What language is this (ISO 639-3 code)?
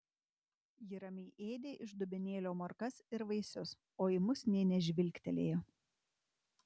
lit